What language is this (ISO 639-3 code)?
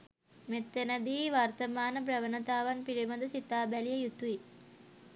sin